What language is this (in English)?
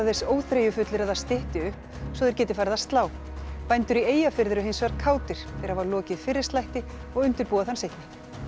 Icelandic